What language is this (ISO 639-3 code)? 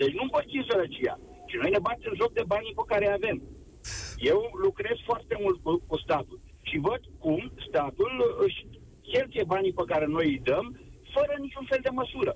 ron